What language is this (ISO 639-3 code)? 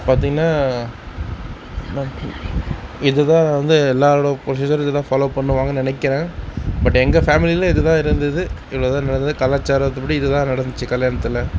tam